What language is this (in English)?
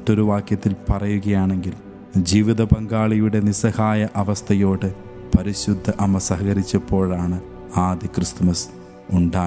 Malayalam